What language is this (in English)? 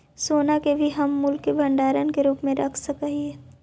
Magahi